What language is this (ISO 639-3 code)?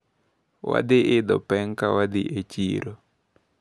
luo